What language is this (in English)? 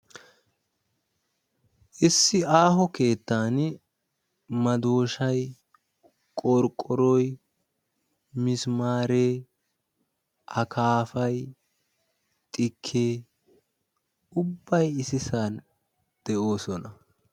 Wolaytta